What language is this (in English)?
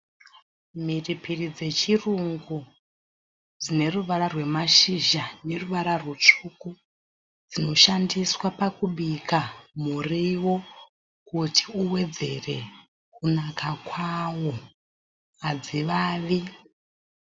Shona